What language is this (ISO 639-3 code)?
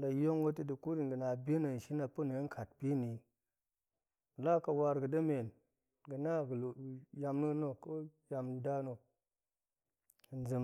ank